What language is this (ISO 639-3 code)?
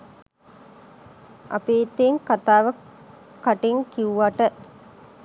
sin